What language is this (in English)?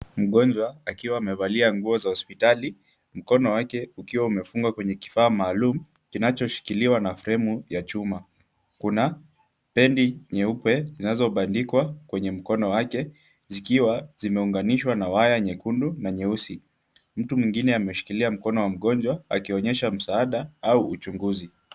Swahili